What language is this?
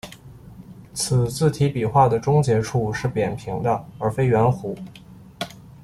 Chinese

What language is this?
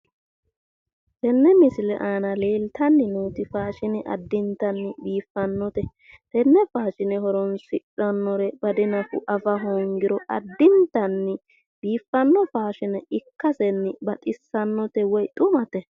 Sidamo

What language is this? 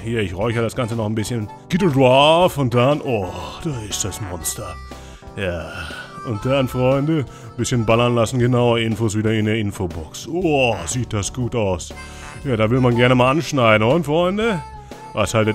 German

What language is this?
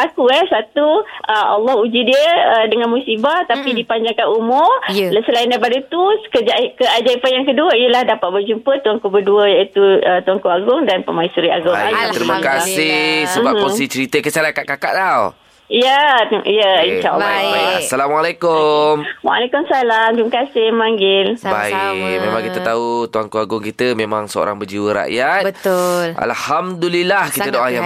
Malay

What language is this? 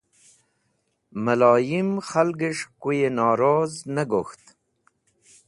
Wakhi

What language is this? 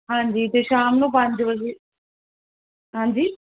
Punjabi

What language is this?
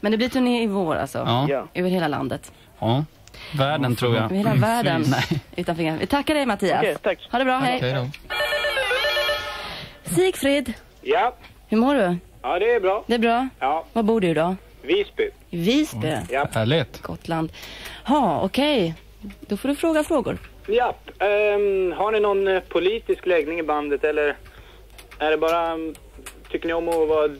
Swedish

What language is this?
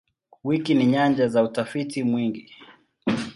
Swahili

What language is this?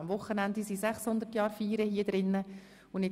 Swiss German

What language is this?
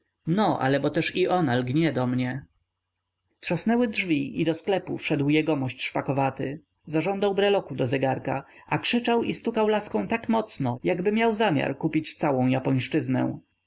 Polish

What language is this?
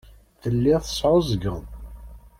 Kabyle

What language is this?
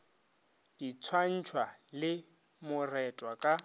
Northern Sotho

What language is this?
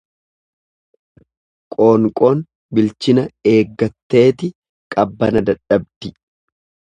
Oromo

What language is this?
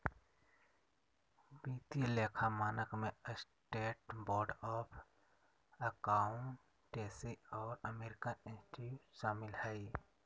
Magahi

